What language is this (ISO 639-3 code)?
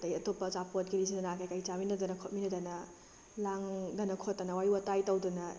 mni